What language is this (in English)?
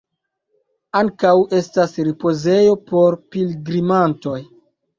Esperanto